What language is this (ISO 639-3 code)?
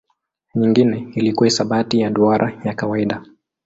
swa